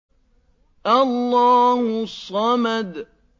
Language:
Arabic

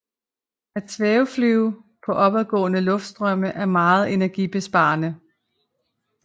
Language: Danish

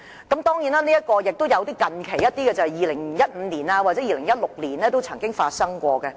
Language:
Cantonese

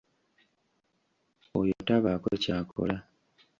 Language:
Ganda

